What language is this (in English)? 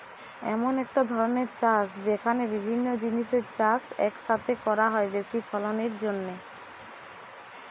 Bangla